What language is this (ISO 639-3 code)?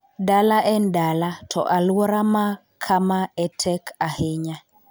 luo